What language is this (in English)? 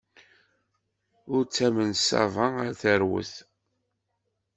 Kabyle